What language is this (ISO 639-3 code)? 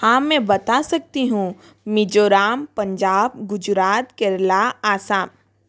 hin